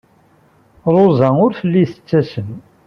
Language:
Kabyle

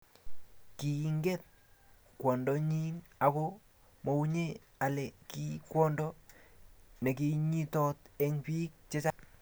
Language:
Kalenjin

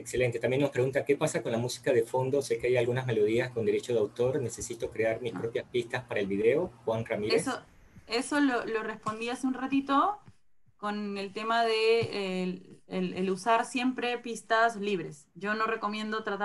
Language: Spanish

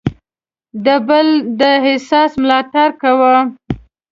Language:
Pashto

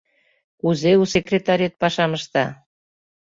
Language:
Mari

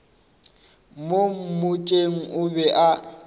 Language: Northern Sotho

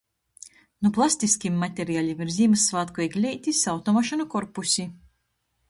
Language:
Latgalian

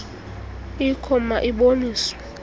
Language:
Xhosa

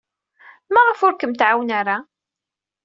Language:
Kabyle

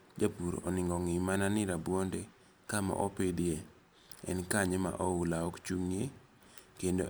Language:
Luo (Kenya and Tanzania)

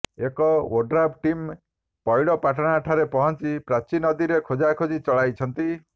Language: Odia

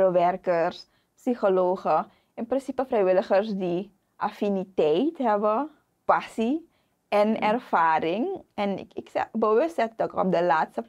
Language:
Dutch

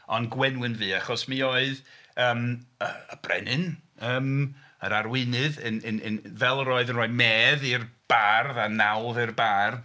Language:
Welsh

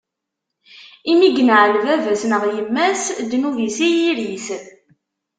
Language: Kabyle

